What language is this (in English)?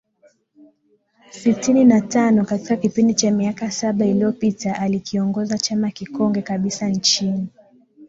Swahili